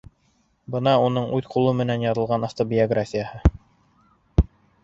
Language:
Bashkir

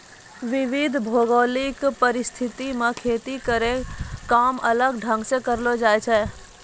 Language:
Maithili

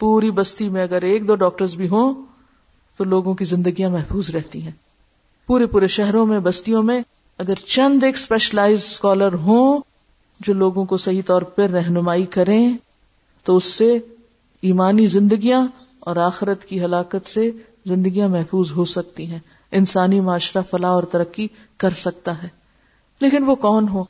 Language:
Urdu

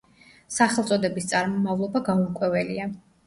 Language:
Georgian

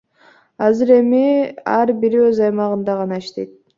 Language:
Kyrgyz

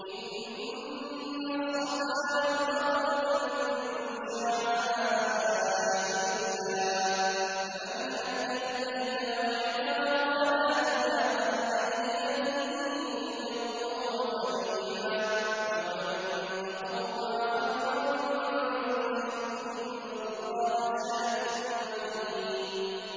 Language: Arabic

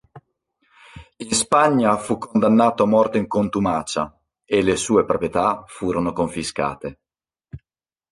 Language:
Italian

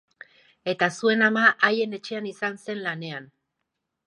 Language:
Basque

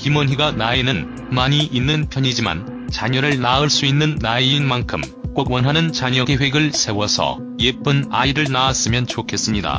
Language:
Korean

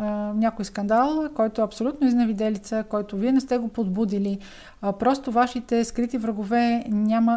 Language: Bulgarian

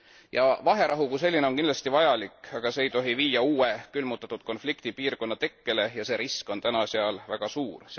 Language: Estonian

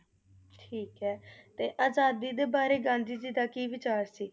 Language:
Punjabi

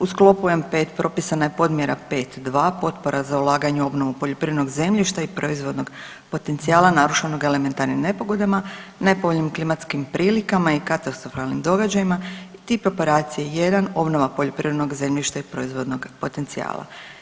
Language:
Croatian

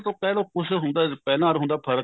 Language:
Punjabi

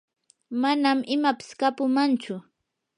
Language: Yanahuanca Pasco Quechua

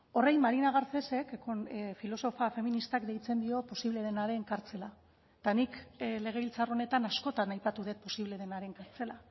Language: Basque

